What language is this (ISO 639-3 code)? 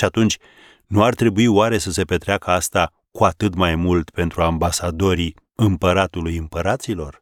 ron